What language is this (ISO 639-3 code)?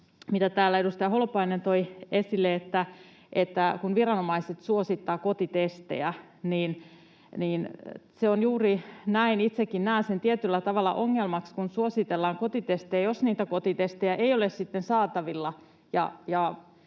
fin